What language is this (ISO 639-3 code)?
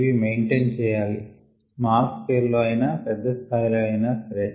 tel